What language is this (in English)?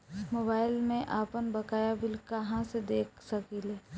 Bhojpuri